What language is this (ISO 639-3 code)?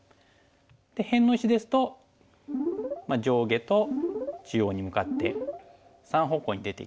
jpn